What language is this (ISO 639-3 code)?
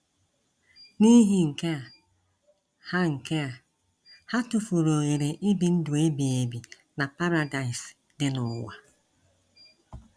ibo